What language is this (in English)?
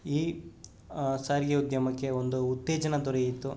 Kannada